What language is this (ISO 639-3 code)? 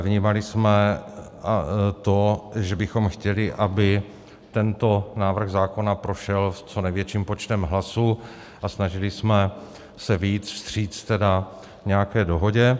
ces